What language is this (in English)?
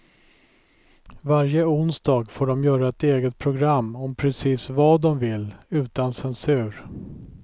Swedish